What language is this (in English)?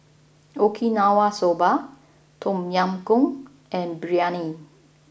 English